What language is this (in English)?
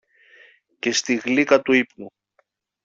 Greek